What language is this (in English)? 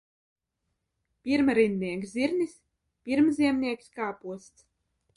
Latvian